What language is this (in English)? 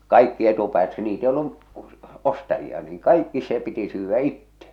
Finnish